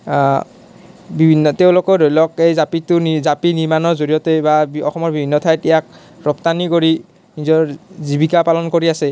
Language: Assamese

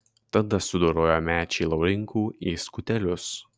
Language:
Lithuanian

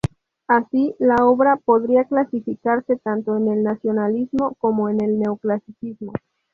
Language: Spanish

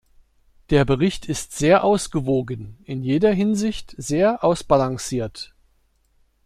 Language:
German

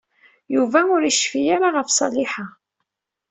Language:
Kabyle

